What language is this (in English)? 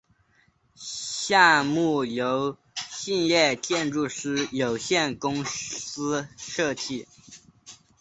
Chinese